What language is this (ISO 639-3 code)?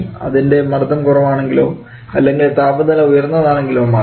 mal